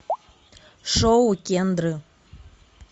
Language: Russian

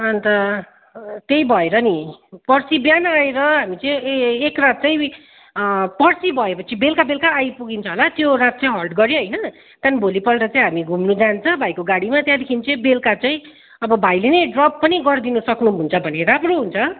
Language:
Nepali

